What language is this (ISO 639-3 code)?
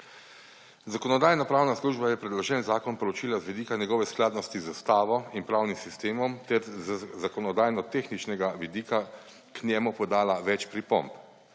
slv